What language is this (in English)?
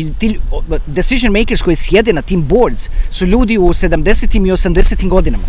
Croatian